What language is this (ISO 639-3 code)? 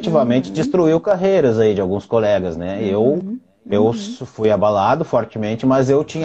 por